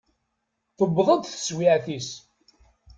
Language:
Kabyle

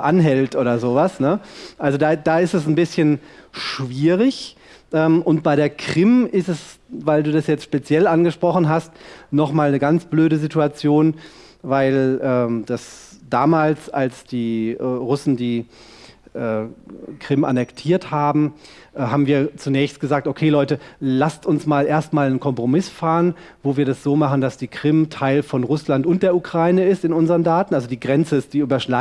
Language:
German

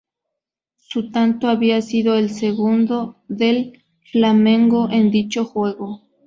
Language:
Spanish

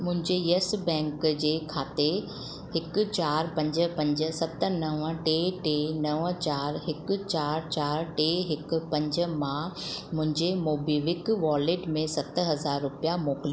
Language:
Sindhi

